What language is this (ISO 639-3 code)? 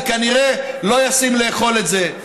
heb